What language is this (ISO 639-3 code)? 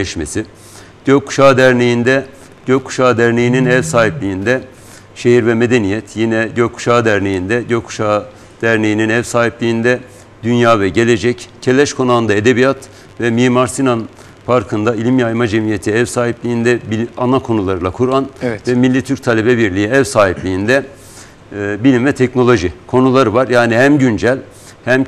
tur